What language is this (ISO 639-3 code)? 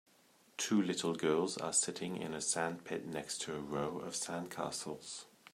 eng